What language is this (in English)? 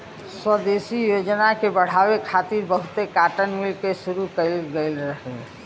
Bhojpuri